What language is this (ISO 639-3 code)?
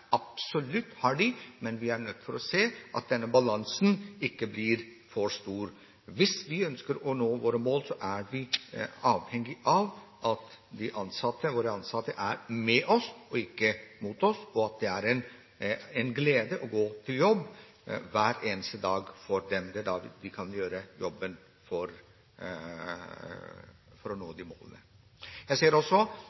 nob